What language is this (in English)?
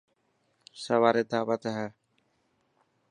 Dhatki